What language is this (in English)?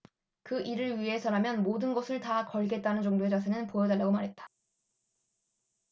Korean